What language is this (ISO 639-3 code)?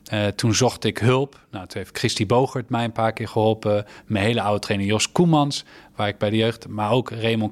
nld